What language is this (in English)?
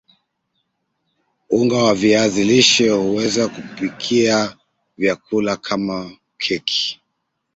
Swahili